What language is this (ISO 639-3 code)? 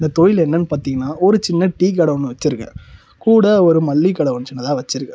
tam